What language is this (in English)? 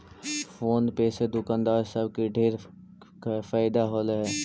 Magahi